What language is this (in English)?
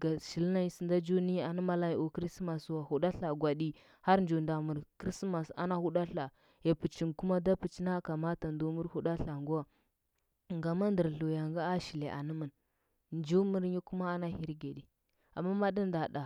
Huba